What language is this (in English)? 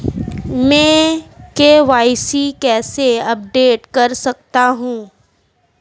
Hindi